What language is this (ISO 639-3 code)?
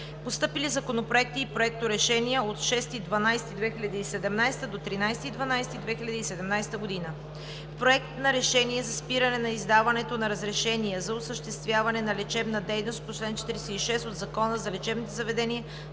bul